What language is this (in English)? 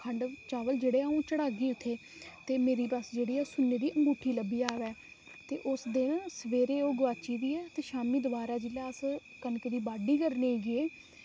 Dogri